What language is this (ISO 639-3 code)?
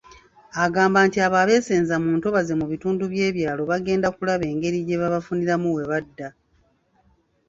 lug